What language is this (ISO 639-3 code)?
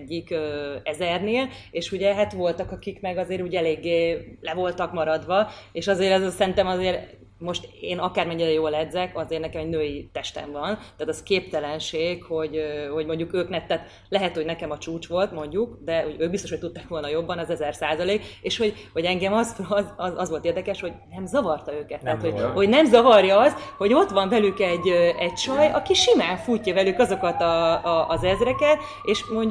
hun